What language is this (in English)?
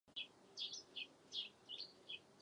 Czech